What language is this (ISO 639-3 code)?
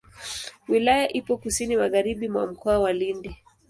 swa